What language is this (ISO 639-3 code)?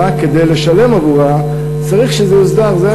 heb